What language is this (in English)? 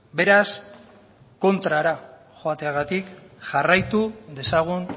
Basque